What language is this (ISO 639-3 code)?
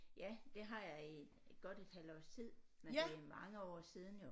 dan